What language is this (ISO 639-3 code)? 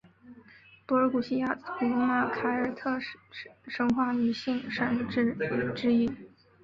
zho